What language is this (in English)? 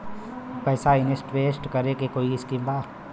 Bhojpuri